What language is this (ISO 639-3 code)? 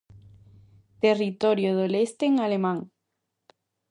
glg